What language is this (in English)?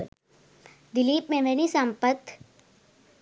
Sinhala